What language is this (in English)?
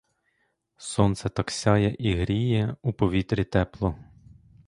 Ukrainian